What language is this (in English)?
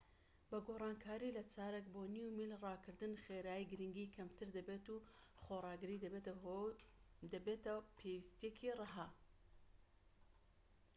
Central Kurdish